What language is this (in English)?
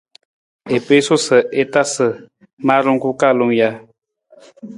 Nawdm